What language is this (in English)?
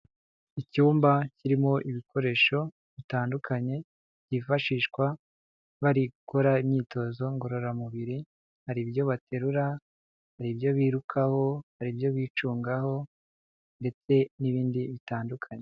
Kinyarwanda